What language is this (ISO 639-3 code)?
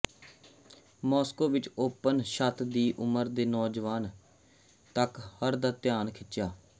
pan